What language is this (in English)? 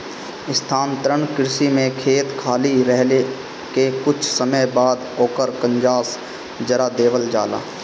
Bhojpuri